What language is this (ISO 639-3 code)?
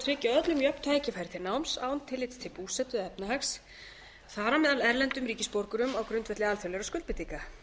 isl